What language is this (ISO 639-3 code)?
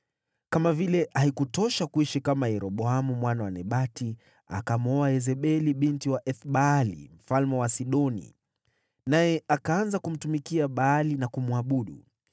swa